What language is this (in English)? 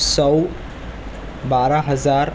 Urdu